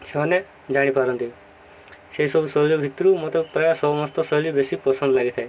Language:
Odia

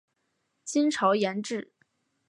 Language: Chinese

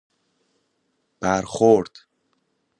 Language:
Persian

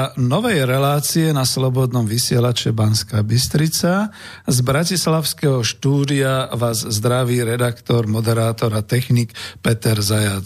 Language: Slovak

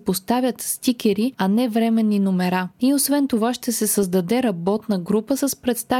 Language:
Bulgarian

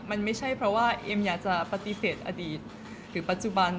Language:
Thai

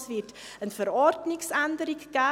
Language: Swiss German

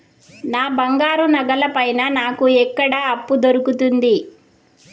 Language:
Telugu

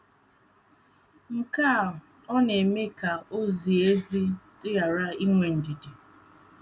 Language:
Igbo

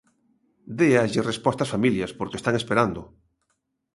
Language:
Galician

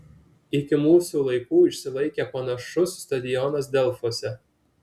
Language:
Lithuanian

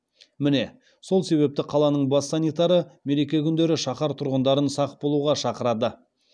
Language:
Kazakh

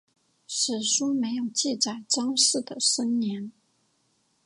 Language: Chinese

